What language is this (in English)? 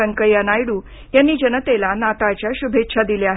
Marathi